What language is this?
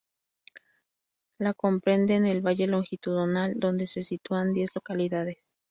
Spanish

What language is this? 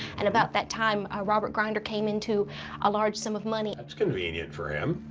English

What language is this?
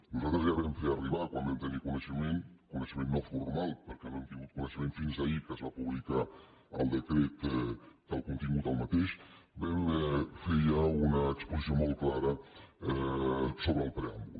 Catalan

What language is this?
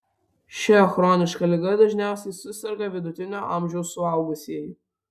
Lithuanian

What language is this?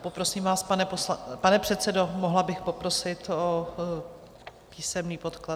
Czech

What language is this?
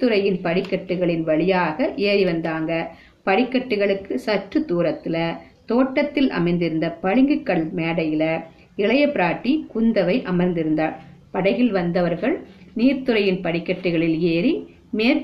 Tamil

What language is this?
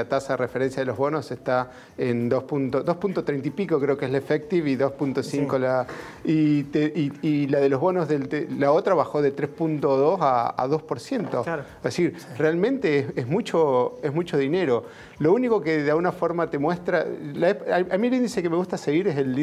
Spanish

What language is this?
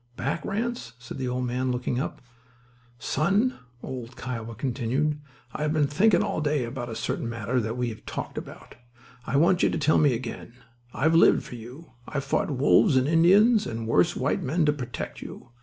English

